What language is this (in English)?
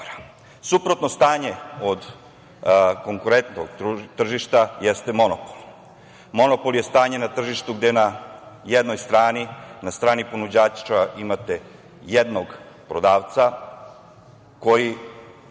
Serbian